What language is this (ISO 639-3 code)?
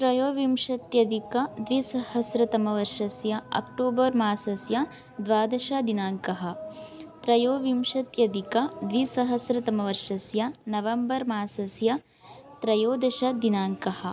san